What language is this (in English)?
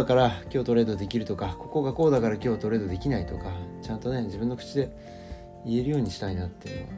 Japanese